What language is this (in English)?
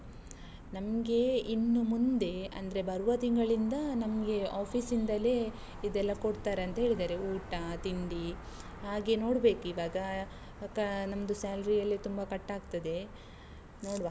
Kannada